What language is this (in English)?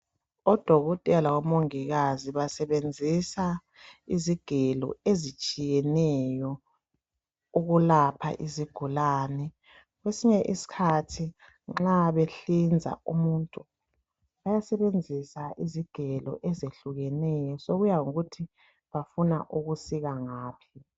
North Ndebele